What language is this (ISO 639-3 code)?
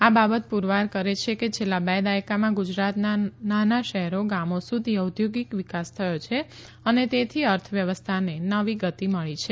guj